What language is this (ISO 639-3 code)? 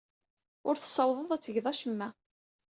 kab